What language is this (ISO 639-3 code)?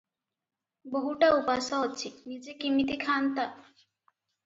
ori